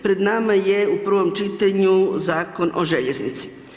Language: Croatian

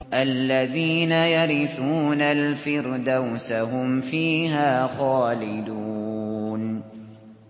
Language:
Arabic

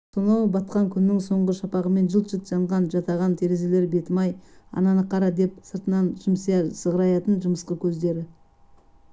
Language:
Kazakh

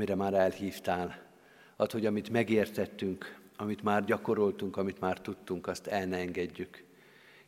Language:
Hungarian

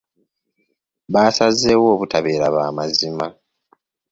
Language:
Ganda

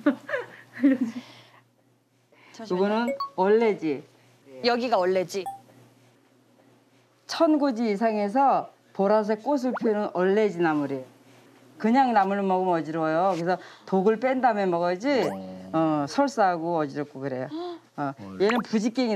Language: Korean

